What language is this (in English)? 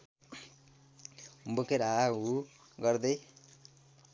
Nepali